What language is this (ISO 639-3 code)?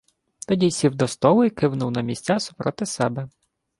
ukr